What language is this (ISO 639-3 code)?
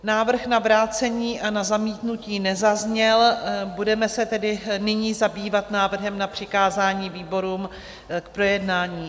ces